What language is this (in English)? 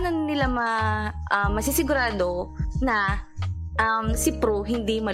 Filipino